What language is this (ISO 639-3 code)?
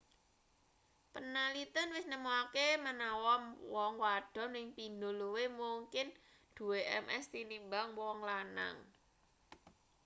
jav